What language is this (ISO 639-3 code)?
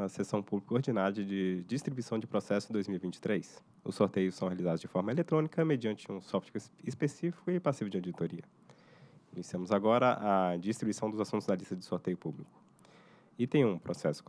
por